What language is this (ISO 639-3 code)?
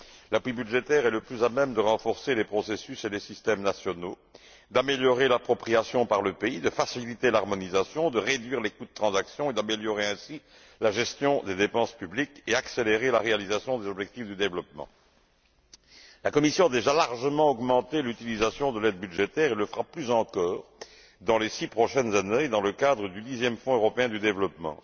fra